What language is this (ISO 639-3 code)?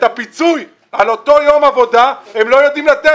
heb